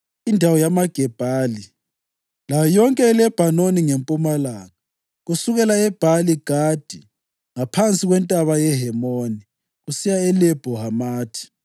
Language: North Ndebele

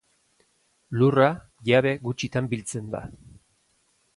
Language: Basque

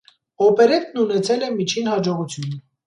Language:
Armenian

